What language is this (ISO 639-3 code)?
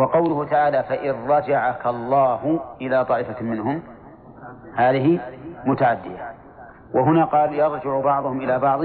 ara